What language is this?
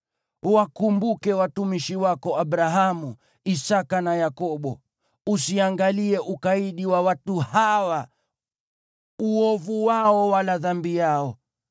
Swahili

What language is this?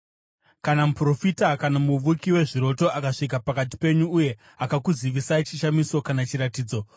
Shona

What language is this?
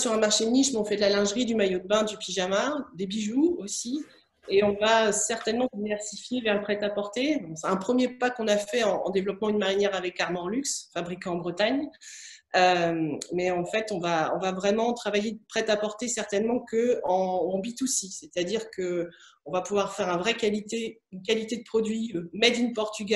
French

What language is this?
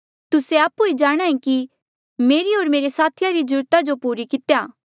Mandeali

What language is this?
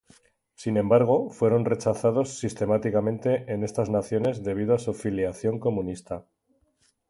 Spanish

